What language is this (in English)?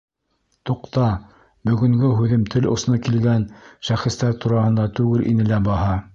Bashkir